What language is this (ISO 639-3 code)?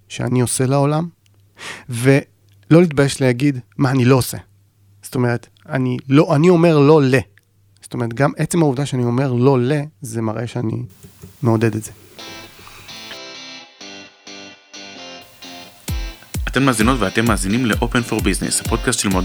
heb